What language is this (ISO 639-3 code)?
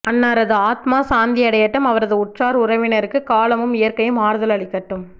tam